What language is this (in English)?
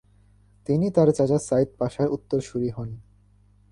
Bangla